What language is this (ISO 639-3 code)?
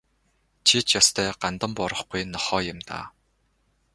mon